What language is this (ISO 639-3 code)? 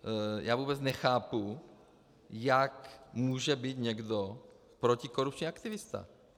ces